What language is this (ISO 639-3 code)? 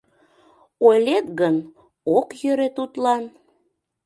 chm